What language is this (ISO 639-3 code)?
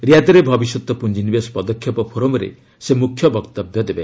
ori